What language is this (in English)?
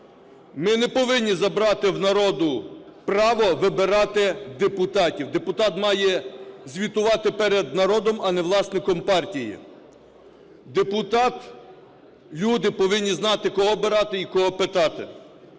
Ukrainian